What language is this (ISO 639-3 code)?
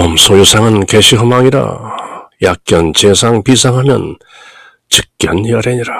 kor